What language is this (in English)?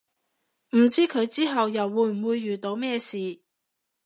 Cantonese